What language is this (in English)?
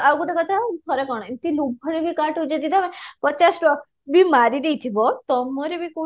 Odia